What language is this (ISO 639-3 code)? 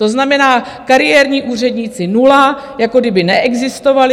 ces